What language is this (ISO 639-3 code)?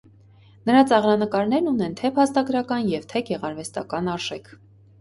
hye